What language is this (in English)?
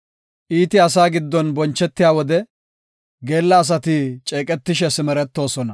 Gofa